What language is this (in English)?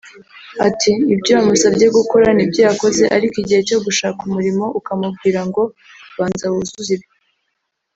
Kinyarwanda